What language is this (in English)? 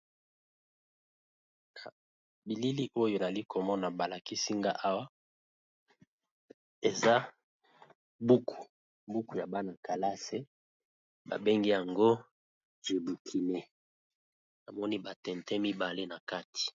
Lingala